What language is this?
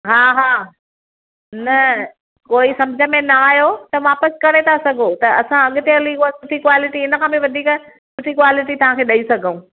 Sindhi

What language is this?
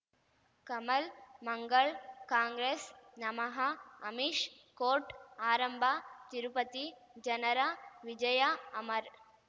Kannada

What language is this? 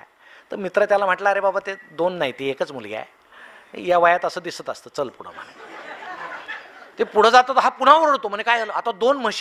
Marathi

